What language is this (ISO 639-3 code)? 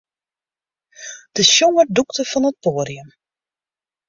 fry